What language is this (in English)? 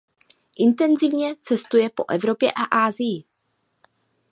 Czech